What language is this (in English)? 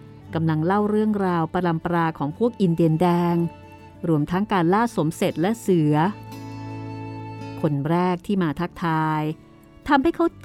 Thai